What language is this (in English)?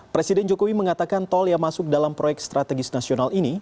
Indonesian